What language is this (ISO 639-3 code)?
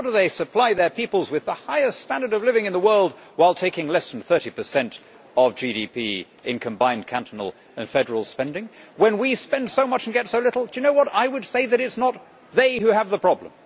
eng